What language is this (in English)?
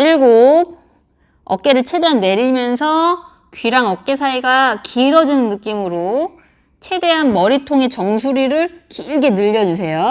Korean